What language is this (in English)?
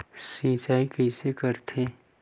Chhattisgarhi